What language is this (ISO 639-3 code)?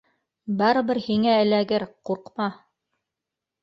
bak